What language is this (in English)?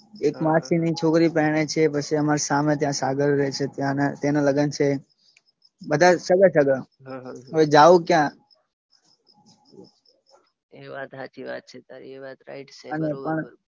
Gujarati